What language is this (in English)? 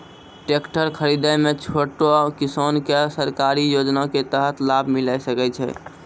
Maithili